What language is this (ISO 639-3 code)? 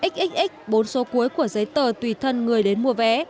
vie